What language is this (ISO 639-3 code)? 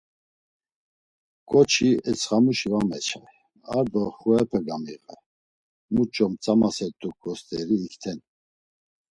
lzz